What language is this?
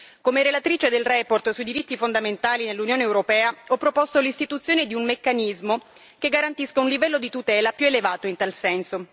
Italian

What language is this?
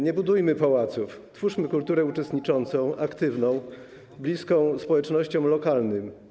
Polish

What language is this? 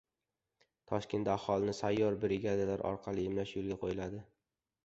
Uzbek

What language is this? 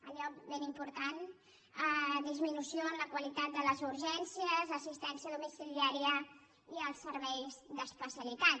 Catalan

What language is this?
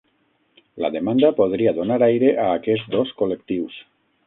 Catalan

